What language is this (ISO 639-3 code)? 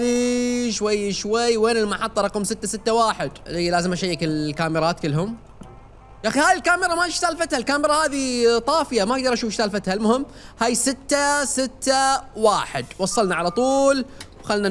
ara